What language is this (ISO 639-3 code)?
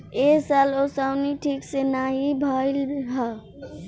bho